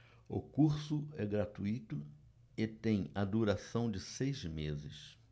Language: Portuguese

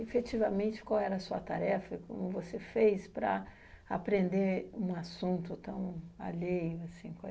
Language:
Portuguese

